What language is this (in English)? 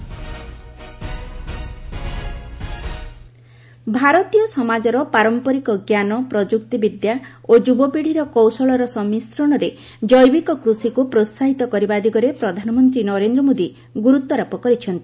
Odia